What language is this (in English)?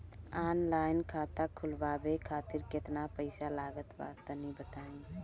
Bhojpuri